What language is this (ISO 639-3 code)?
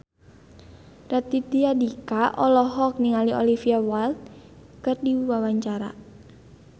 sun